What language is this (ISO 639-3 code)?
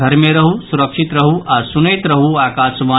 mai